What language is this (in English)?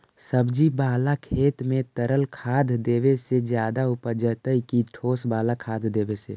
Magahi